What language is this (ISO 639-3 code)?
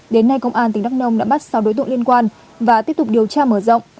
vie